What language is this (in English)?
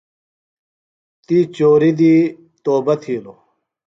Phalura